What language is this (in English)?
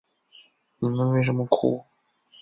Chinese